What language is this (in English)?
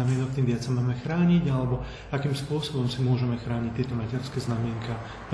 Slovak